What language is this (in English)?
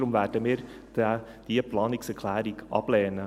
Swiss German